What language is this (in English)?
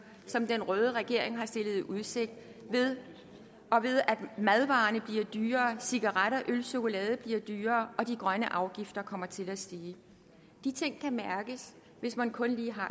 Danish